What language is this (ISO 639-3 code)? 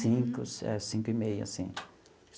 por